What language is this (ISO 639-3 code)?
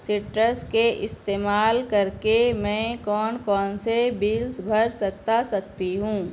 urd